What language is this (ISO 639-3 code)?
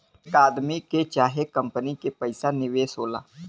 bho